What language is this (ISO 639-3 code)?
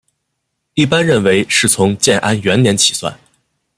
zho